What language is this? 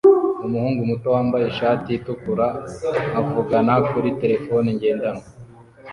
Kinyarwanda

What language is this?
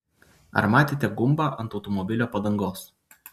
Lithuanian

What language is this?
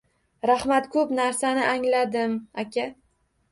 Uzbek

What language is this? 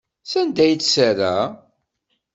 Kabyle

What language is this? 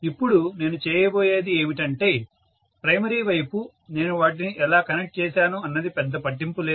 Telugu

